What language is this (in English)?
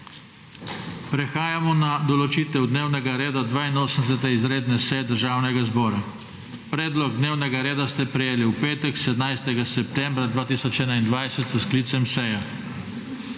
Slovenian